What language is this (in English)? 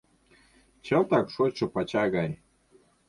Mari